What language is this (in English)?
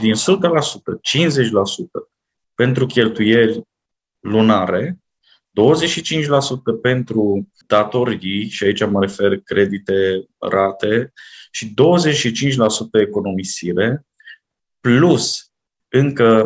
Romanian